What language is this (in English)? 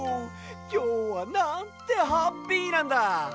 Japanese